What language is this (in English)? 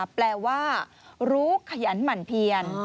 Thai